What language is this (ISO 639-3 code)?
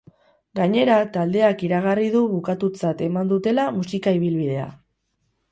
eus